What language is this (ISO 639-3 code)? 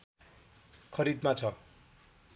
nep